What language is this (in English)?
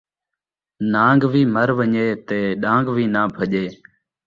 Saraiki